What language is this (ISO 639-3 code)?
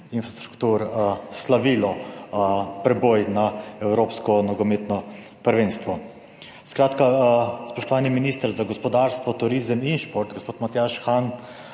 slv